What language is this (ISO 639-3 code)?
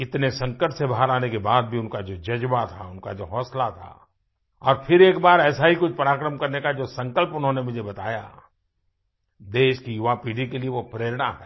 hin